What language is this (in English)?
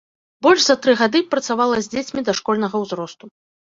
Belarusian